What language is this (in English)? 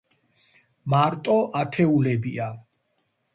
Georgian